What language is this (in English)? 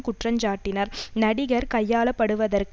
Tamil